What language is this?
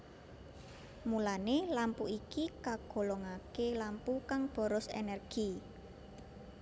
Javanese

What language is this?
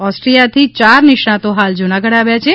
Gujarati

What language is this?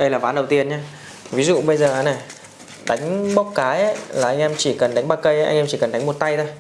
Vietnamese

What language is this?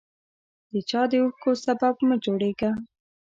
Pashto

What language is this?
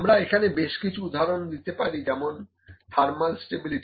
Bangla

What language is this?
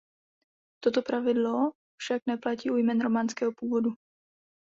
Czech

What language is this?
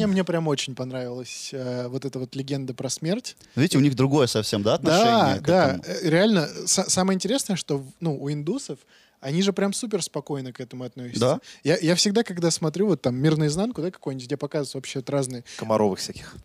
Russian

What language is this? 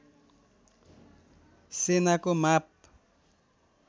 Nepali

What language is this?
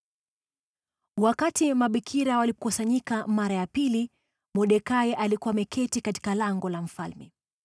Swahili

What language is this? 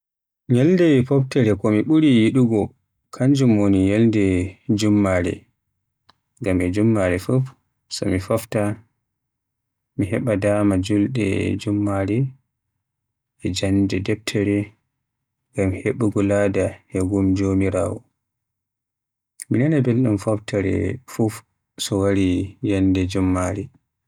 Western Niger Fulfulde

